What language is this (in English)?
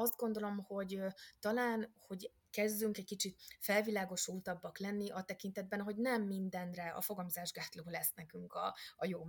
Hungarian